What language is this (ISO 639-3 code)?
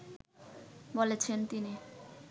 ben